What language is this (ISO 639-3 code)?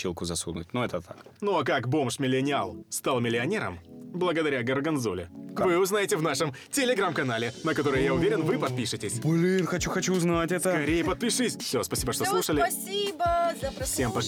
rus